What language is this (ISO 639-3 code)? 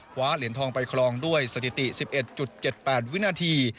tha